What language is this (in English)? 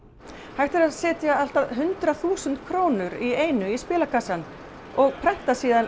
Icelandic